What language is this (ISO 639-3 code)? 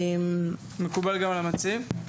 heb